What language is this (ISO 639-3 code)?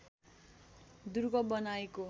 nep